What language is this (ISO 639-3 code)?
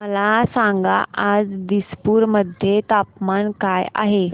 mar